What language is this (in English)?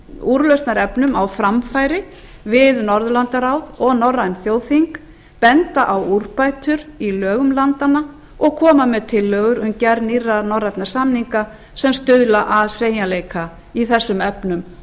Icelandic